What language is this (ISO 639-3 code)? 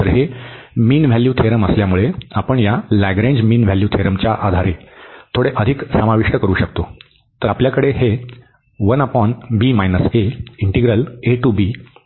mar